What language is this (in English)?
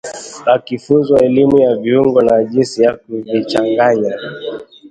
Swahili